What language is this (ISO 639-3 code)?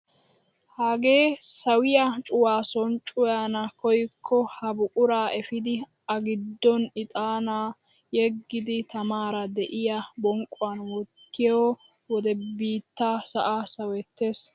wal